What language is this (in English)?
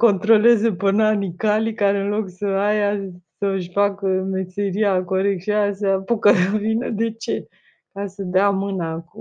Romanian